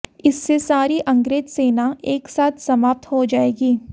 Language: Hindi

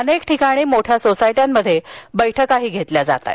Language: Marathi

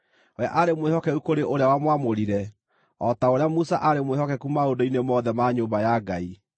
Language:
Kikuyu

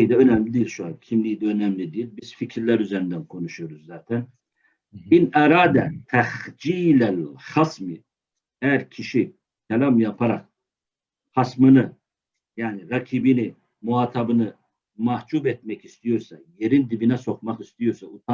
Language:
Turkish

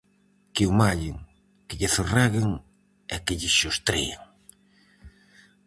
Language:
Galician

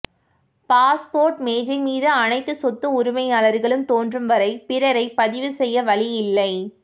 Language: Tamil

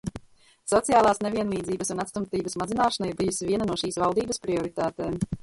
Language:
Latvian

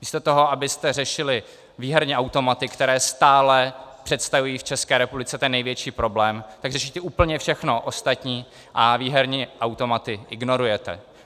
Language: Czech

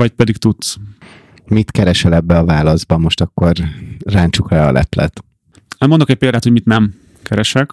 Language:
Hungarian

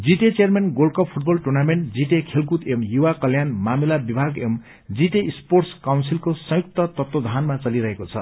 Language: Nepali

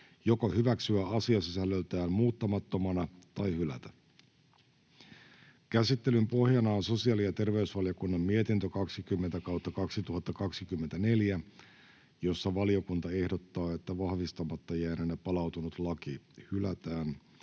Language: Finnish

